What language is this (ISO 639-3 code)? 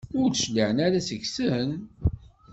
kab